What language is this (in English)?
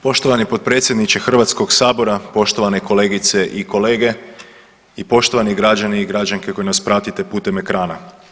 Croatian